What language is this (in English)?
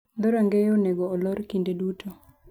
Luo (Kenya and Tanzania)